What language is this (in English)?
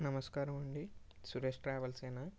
Telugu